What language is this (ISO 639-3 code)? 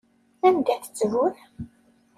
kab